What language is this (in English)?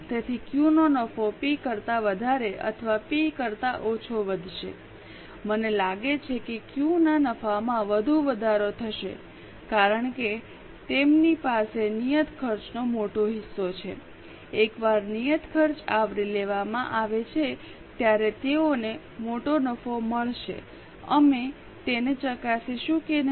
Gujarati